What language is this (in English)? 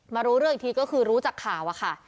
Thai